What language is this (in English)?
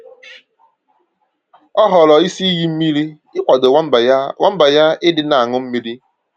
Igbo